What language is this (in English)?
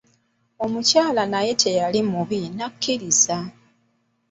Ganda